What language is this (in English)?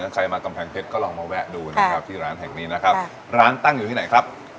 Thai